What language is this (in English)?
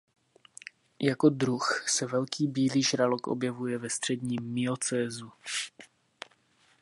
Czech